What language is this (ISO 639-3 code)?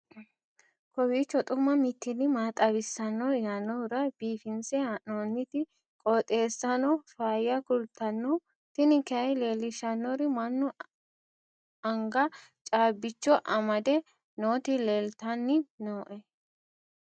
sid